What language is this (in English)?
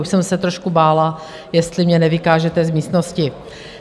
Czech